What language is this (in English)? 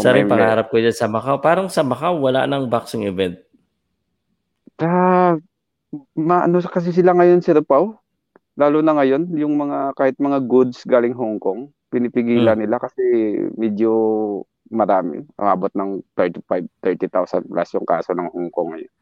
Filipino